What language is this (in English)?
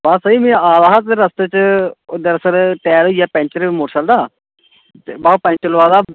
Dogri